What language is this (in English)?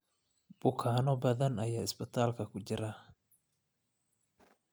Somali